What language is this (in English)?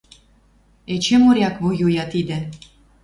Western Mari